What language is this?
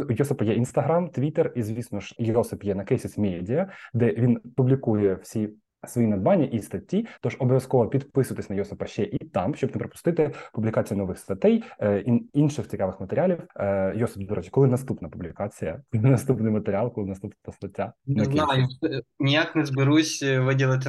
Ukrainian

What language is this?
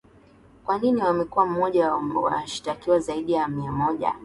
Swahili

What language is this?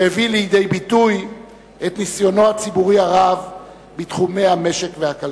Hebrew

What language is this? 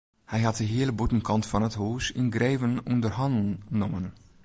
Western Frisian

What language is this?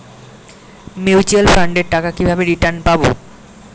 Bangla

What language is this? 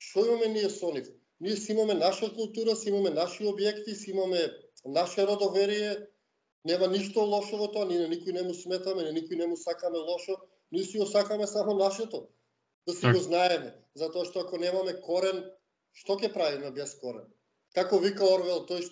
Macedonian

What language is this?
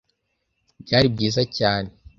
Kinyarwanda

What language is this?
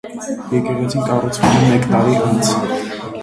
Armenian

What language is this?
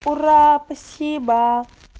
Russian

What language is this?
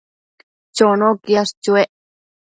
Matsés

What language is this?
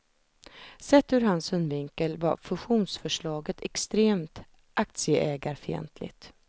Swedish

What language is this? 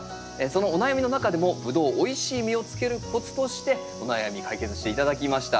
Japanese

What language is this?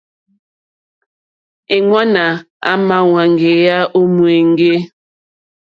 Mokpwe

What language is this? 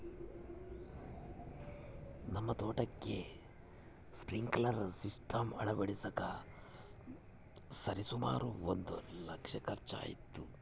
Kannada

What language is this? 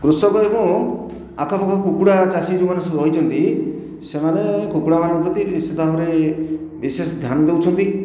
Odia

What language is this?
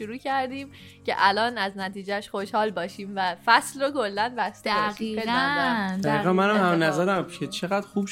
Persian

